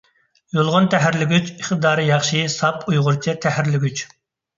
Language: Uyghur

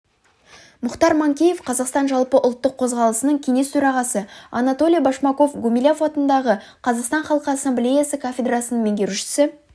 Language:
Kazakh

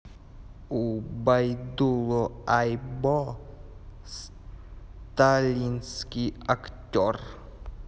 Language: Russian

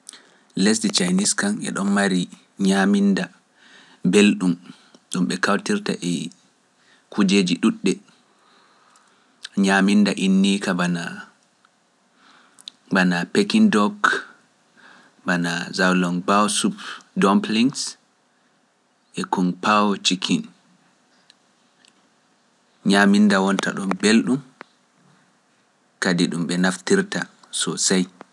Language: Pular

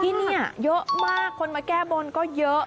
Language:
Thai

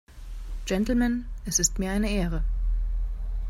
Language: German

